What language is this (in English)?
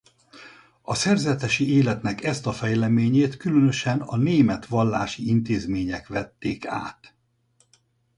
Hungarian